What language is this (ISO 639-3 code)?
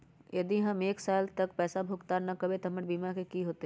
mag